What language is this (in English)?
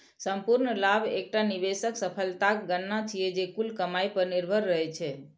Maithili